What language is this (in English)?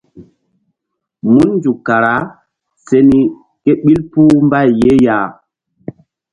Mbum